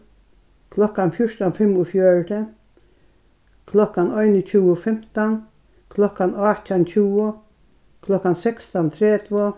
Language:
Faroese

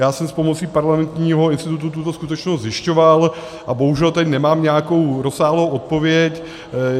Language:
Czech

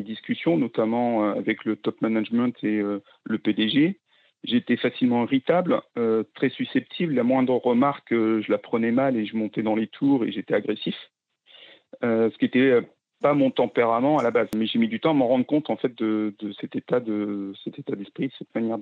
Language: French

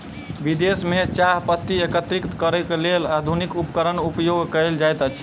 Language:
Maithili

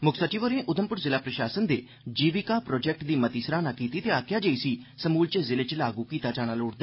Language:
Dogri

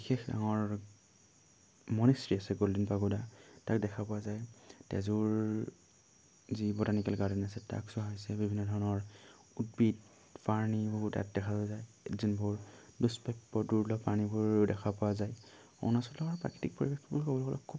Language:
Assamese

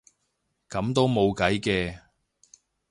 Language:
Cantonese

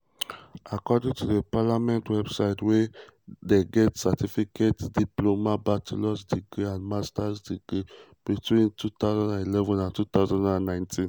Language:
Nigerian Pidgin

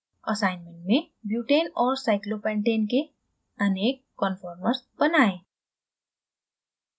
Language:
Hindi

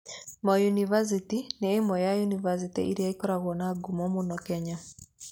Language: Kikuyu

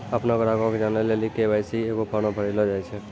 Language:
Maithili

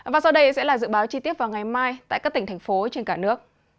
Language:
Vietnamese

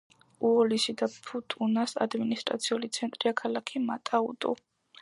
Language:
Georgian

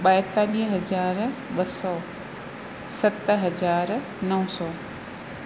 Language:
Sindhi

